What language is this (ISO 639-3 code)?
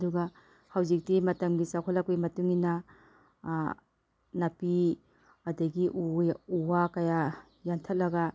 mni